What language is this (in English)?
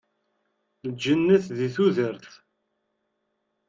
Kabyle